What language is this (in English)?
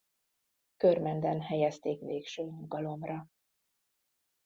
Hungarian